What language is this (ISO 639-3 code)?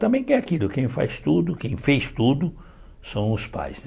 por